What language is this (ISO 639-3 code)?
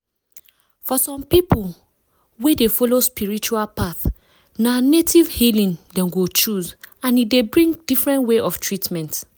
pcm